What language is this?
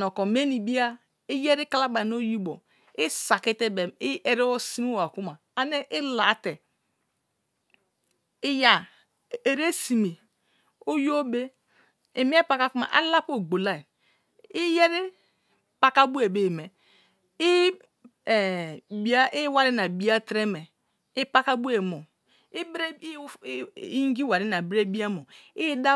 Kalabari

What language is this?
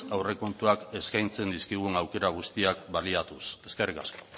Basque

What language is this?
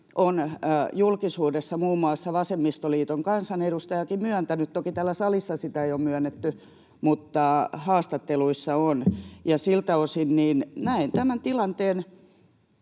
Finnish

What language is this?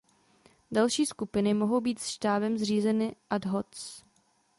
Czech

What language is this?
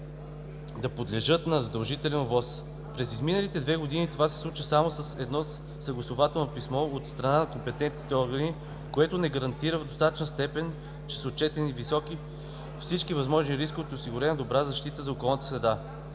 Bulgarian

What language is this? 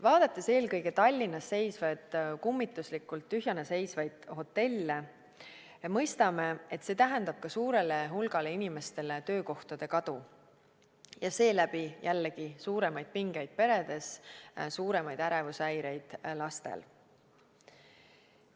Estonian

